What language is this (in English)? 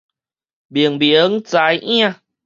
Min Nan Chinese